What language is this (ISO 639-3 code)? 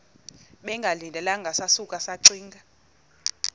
xho